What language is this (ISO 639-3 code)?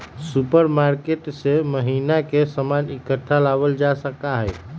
mag